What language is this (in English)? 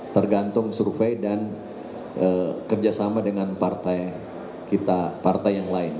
Indonesian